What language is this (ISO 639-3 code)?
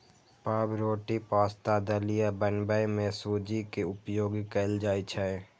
mai